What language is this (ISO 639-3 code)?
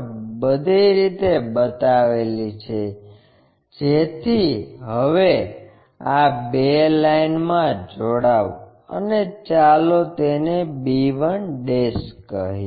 guj